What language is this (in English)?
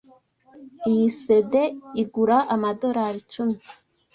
Kinyarwanda